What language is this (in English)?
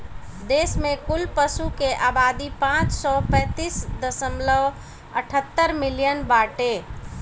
Bhojpuri